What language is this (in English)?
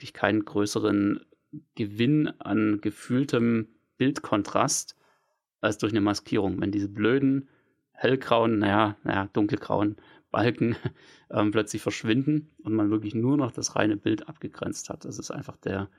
German